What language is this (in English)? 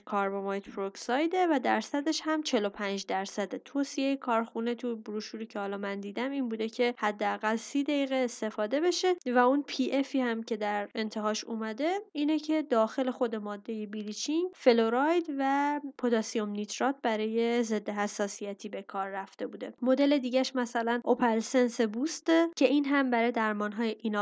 Persian